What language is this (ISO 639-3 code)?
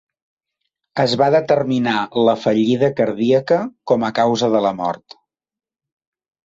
cat